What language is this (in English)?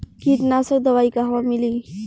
Bhojpuri